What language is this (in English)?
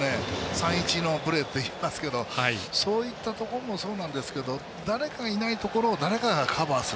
Japanese